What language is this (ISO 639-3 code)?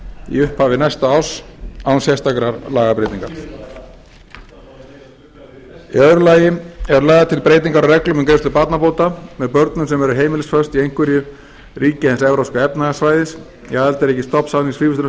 isl